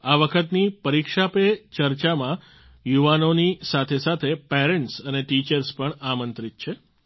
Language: Gujarati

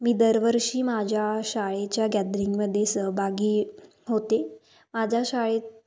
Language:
Marathi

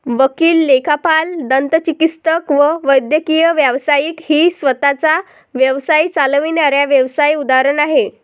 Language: Marathi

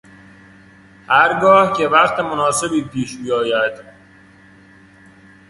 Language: Persian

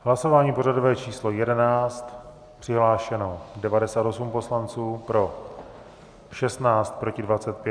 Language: Czech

